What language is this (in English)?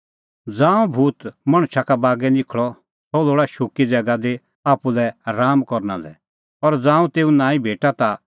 Kullu Pahari